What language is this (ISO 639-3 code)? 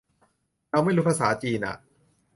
tha